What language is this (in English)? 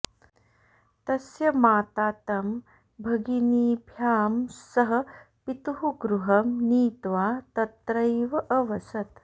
Sanskrit